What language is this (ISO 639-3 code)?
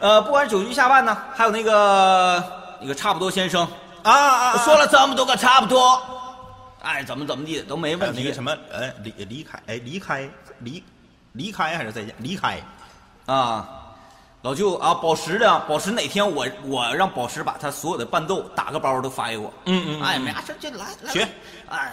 zho